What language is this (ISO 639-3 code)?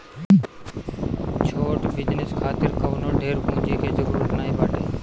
bho